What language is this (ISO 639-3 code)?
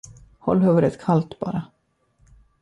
swe